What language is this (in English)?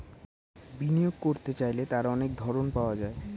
Bangla